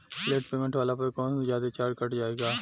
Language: Bhojpuri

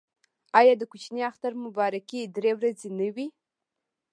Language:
Pashto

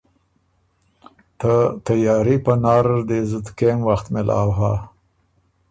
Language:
Ormuri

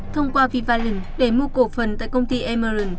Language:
Vietnamese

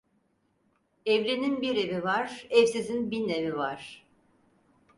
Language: Turkish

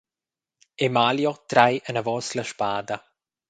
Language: Romansh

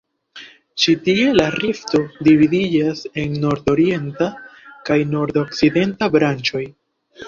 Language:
Esperanto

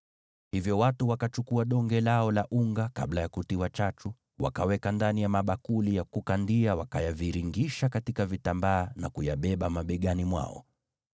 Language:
Swahili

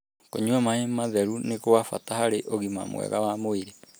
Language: Kikuyu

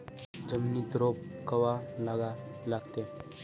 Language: Marathi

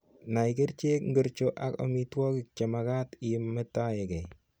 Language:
Kalenjin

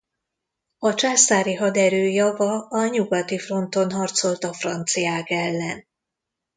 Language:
Hungarian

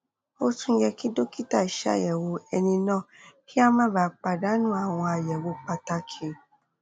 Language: Yoruba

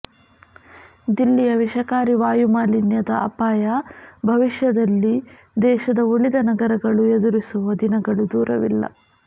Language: Kannada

